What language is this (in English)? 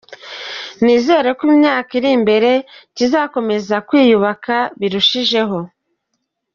Kinyarwanda